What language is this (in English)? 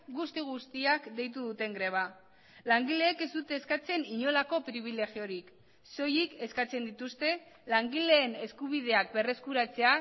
Basque